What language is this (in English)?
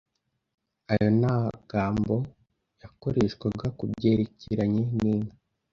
Kinyarwanda